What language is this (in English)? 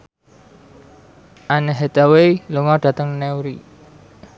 Javanese